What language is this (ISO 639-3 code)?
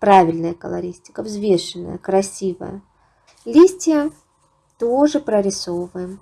rus